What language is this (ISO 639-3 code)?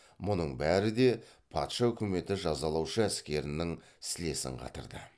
kaz